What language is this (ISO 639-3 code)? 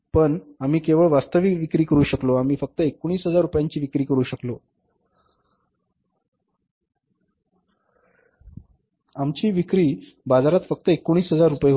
mar